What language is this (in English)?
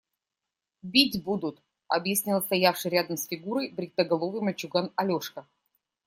Russian